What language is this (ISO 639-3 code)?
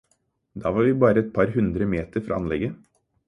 nob